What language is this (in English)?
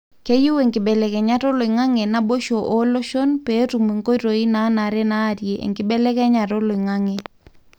Masai